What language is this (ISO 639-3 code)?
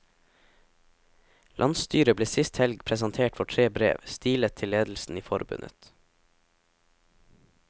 nor